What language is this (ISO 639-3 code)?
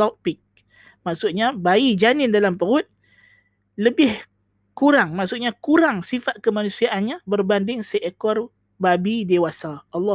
msa